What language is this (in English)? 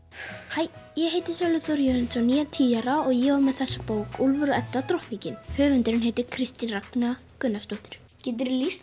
Icelandic